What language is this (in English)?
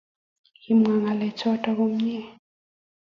Kalenjin